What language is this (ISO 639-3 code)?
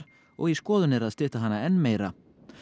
isl